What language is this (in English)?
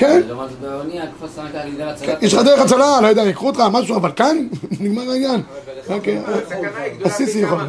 Hebrew